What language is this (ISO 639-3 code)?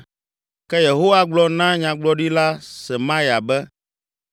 ewe